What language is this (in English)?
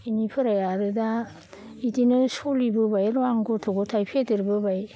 Bodo